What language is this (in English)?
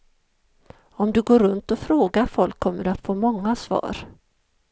Swedish